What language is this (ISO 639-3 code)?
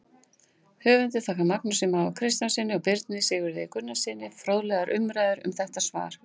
isl